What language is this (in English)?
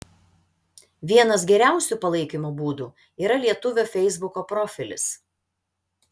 Lithuanian